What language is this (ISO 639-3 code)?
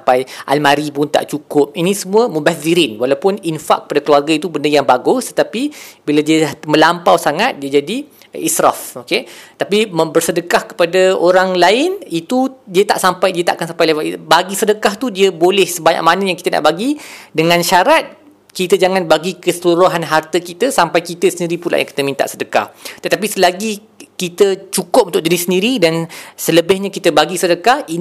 msa